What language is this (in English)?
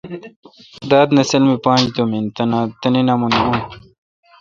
Kalkoti